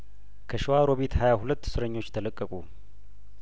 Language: Amharic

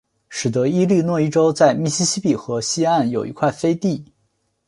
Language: Chinese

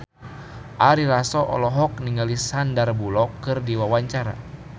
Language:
Sundanese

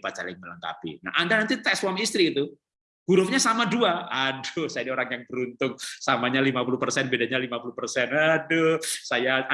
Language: Indonesian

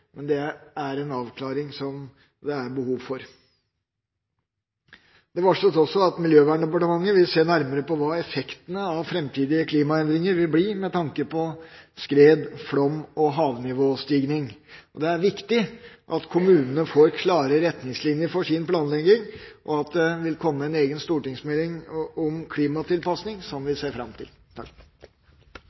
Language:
Norwegian Bokmål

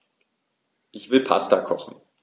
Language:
German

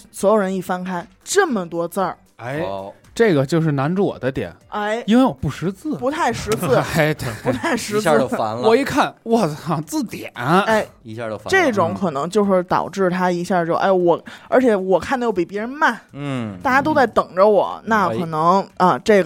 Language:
Chinese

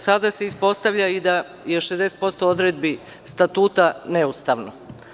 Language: Serbian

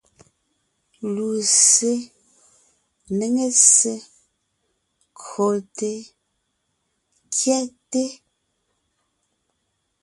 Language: Ngiemboon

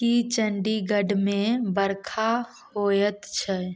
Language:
Maithili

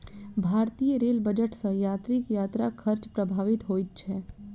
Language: Maithili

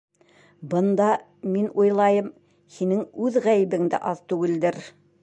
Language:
Bashkir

